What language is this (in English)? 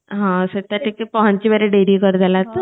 Odia